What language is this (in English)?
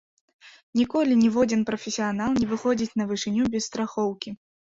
Belarusian